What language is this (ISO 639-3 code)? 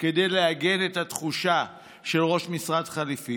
heb